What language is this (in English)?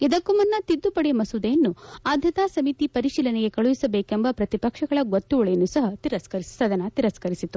Kannada